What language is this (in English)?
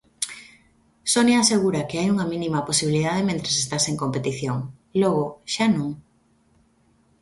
Galician